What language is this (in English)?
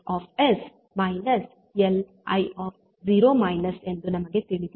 Kannada